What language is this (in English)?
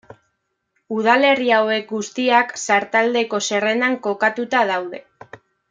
Basque